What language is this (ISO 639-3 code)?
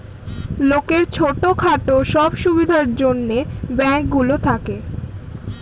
ben